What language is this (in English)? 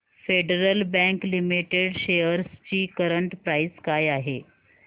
Marathi